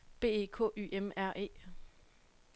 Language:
Danish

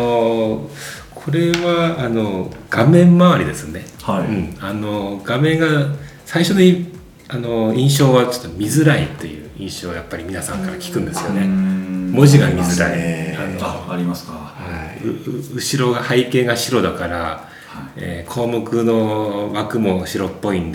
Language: Japanese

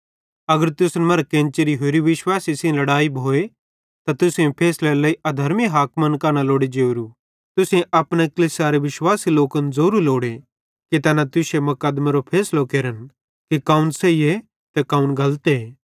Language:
Bhadrawahi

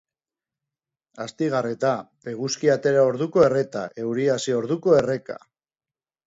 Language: Basque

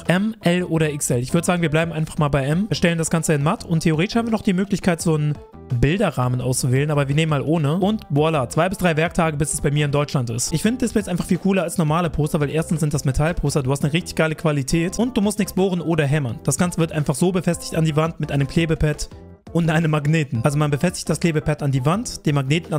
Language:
German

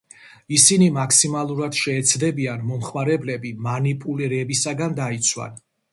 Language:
Georgian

